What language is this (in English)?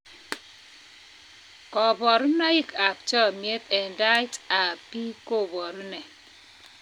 Kalenjin